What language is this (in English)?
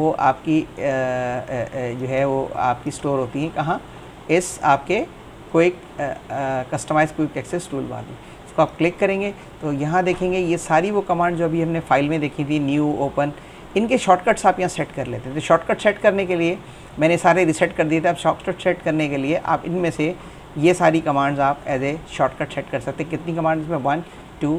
Hindi